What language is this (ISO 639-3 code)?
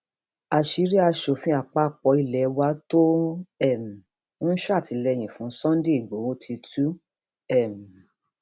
yor